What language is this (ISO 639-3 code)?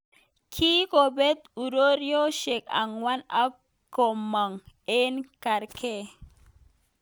kln